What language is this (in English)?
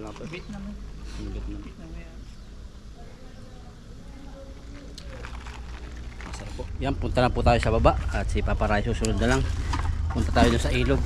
Filipino